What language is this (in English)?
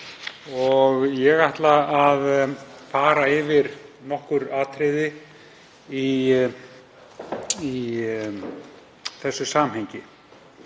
Icelandic